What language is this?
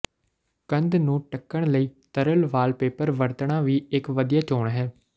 Punjabi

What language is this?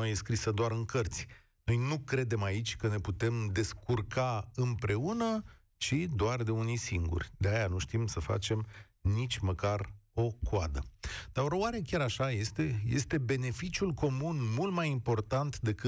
Romanian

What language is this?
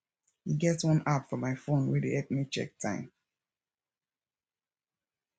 Nigerian Pidgin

